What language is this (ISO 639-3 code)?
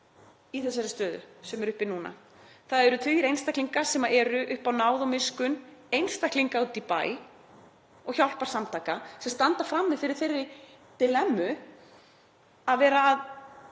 isl